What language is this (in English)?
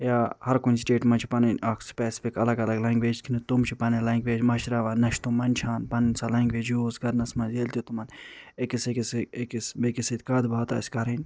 Kashmiri